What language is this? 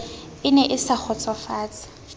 Southern Sotho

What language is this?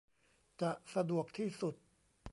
Thai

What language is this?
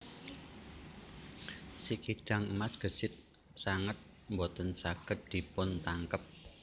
Javanese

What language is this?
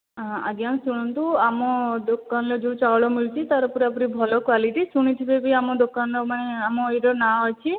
Odia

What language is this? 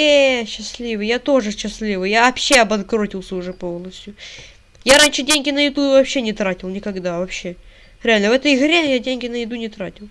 Russian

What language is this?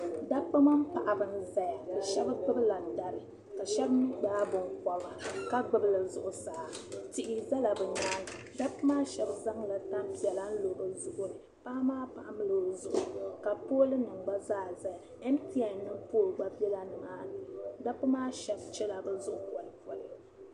Dagbani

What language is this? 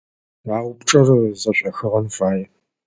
Adyghe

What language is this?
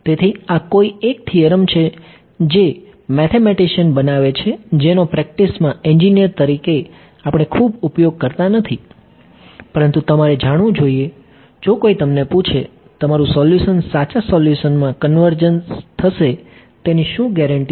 Gujarati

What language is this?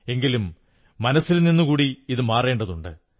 Malayalam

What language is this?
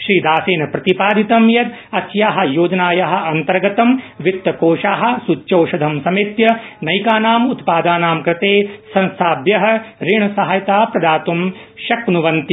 Sanskrit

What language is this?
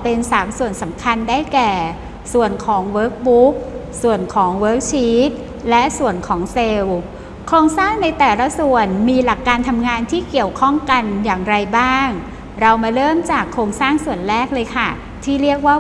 Thai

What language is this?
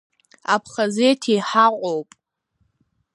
Abkhazian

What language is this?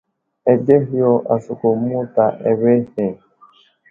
Wuzlam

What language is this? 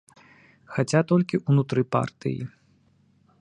Belarusian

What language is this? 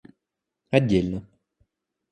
Russian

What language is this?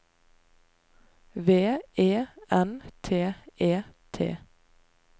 Norwegian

